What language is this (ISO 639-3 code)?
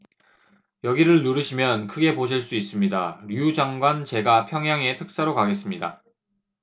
kor